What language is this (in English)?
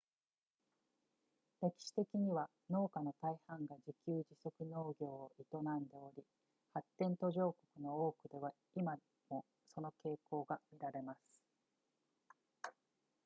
Japanese